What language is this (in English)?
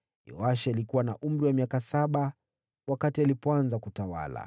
Swahili